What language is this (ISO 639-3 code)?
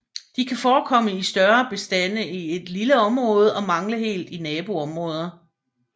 dan